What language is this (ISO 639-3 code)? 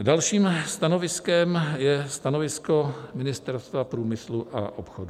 ces